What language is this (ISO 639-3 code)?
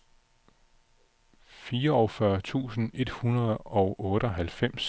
dan